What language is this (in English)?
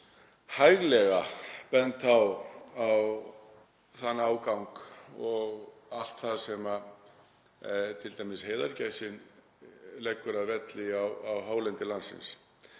Icelandic